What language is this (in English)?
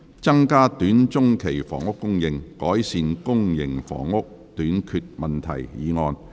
Cantonese